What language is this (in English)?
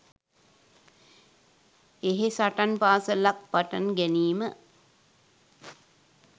Sinhala